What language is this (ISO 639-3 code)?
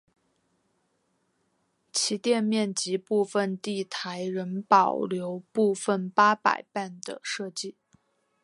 zho